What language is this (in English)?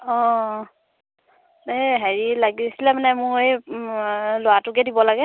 Assamese